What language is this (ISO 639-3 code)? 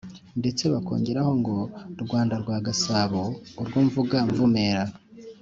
kin